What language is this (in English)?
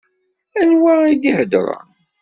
Kabyle